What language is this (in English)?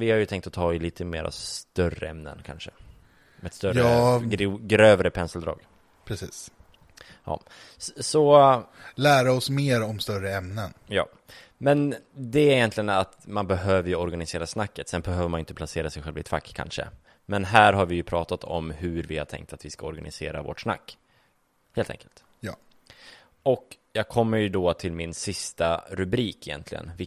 Swedish